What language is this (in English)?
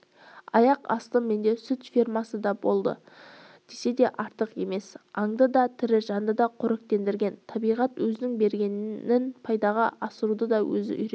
Kazakh